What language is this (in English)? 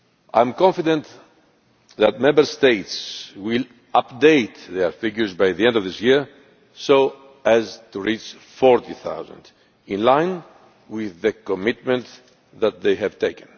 English